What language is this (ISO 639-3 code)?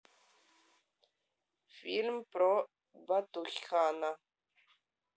rus